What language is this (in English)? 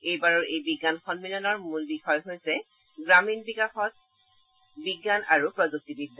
Assamese